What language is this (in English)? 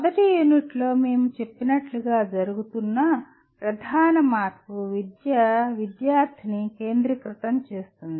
Telugu